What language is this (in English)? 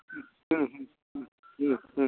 Santali